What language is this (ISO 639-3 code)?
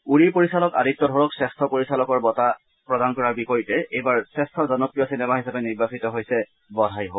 asm